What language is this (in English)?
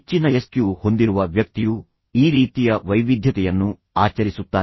Kannada